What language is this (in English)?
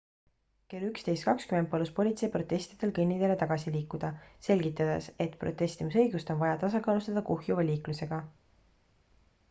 Estonian